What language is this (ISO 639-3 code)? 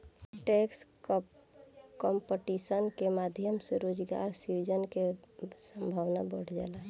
bho